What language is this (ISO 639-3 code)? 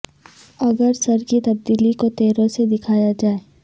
urd